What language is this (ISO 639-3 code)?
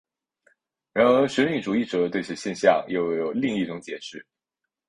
zho